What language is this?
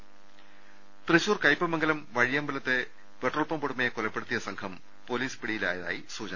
Malayalam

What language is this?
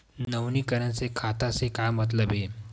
Chhattisgarhi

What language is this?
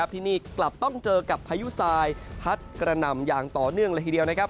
Thai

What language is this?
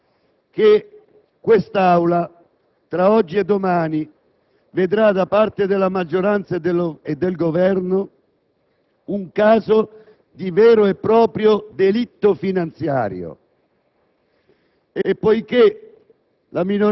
Italian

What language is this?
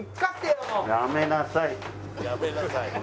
Japanese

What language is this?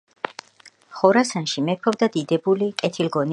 Georgian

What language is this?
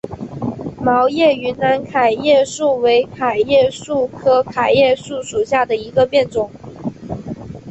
Chinese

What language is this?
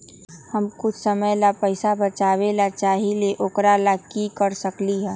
Magahi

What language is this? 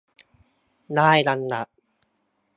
Thai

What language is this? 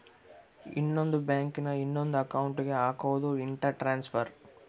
Kannada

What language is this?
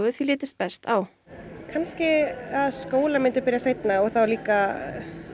Icelandic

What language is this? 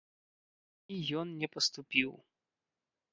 Belarusian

